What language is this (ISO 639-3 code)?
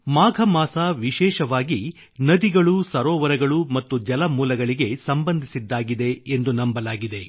kan